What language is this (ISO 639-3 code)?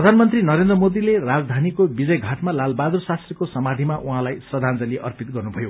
nep